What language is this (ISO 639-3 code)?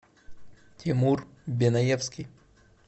rus